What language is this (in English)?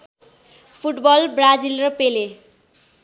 Nepali